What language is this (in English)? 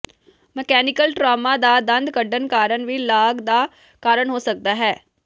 Punjabi